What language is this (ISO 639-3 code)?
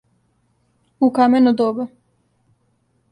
srp